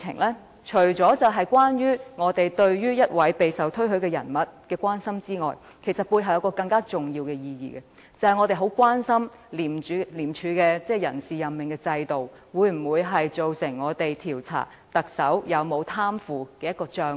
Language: Cantonese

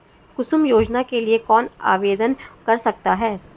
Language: Hindi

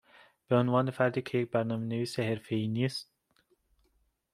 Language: Persian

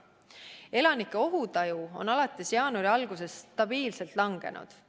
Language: Estonian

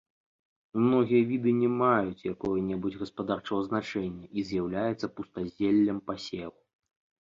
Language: Belarusian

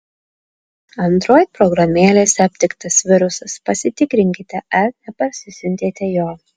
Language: Lithuanian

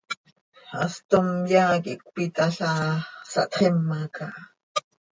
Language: Seri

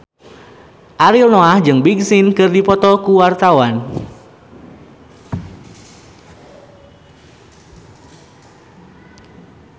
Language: Sundanese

